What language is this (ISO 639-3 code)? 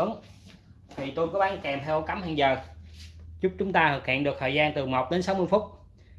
vie